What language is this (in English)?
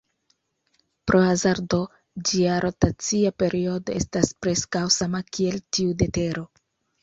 Esperanto